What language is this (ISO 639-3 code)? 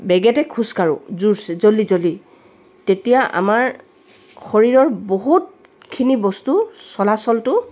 asm